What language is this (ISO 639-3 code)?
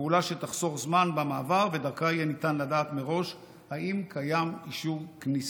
heb